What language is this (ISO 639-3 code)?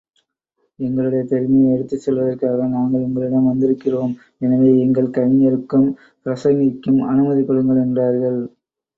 tam